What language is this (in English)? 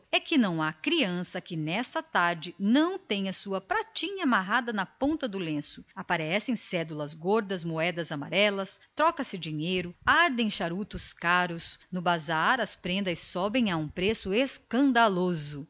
Portuguese